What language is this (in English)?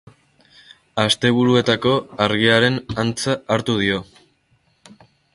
Basque